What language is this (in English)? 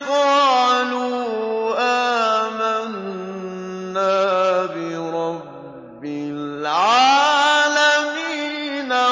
Arabic